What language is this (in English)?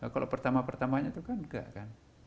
Indonesian